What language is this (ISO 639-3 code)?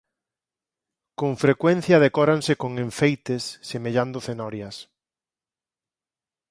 glg